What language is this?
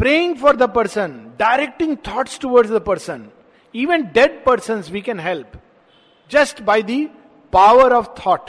Hindi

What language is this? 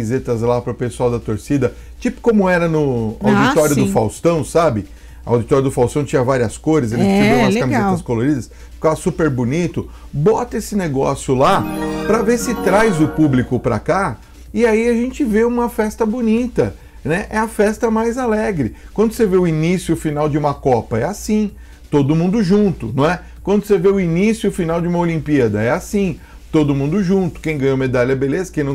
Portuguese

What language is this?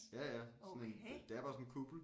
Danish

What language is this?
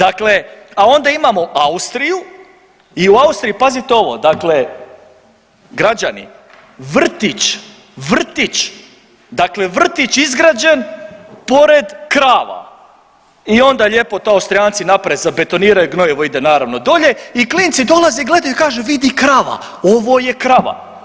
Croatian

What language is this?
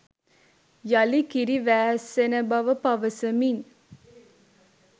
Sinhala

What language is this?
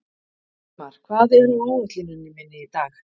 Icelandic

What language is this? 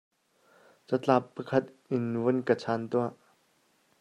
Hakha Chin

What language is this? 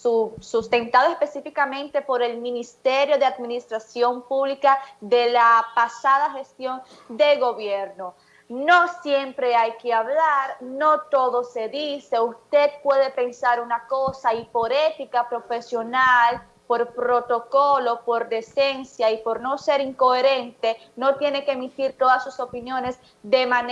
Spanish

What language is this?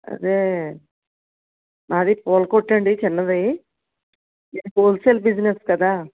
Telugu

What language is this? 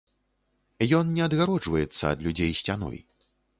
Belarusian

